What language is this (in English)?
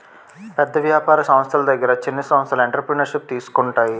Telugu